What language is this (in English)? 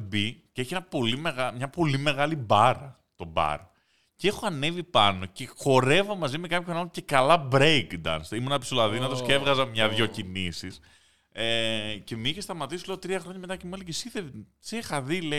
Greek